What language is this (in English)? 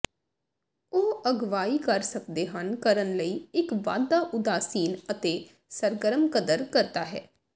Punjabi